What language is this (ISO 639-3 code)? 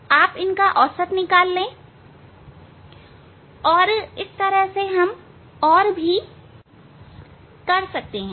hin